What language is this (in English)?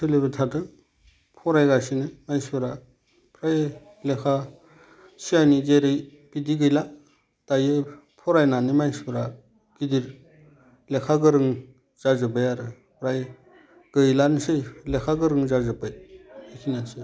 Bodo